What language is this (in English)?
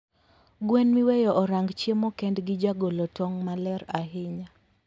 Luo (Kenya and Tanzania)